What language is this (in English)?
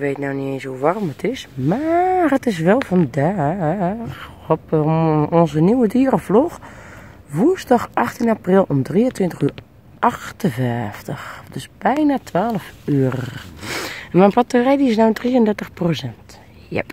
Dutch